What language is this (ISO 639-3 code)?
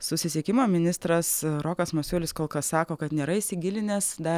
lit